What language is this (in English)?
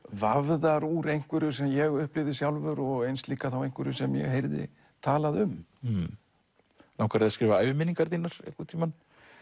Icelandic